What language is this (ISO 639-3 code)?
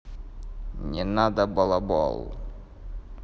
rus